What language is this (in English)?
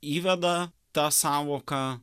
Lithuanian